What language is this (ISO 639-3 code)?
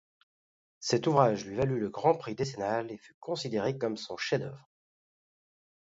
fra